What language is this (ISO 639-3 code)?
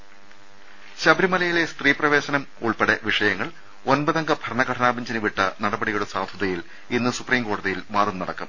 mal